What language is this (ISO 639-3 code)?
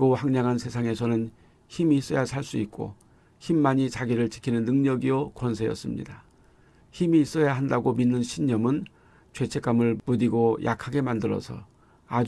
kor